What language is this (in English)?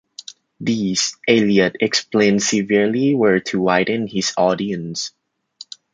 English